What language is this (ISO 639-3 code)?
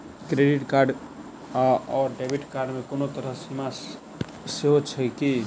mai